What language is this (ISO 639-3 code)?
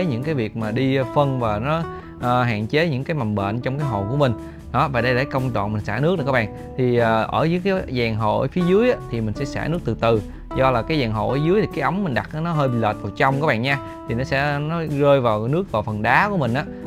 vie